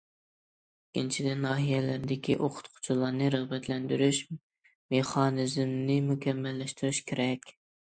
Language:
Uyghur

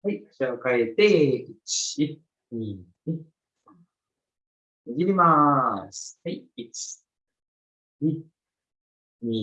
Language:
Japanese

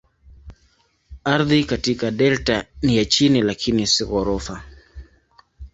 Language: Swahili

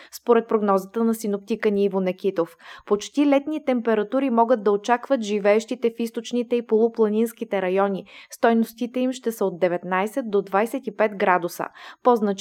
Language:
Bulgarian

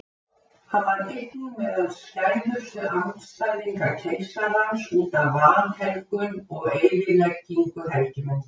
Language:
Icelandic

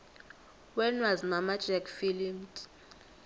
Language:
South Ndebele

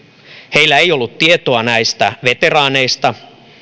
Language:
Finnish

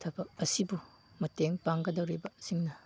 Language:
Manipuri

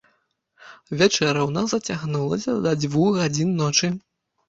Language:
Belarusian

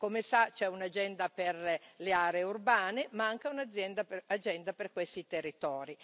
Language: Italian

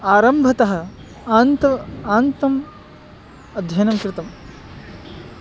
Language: Sanskrit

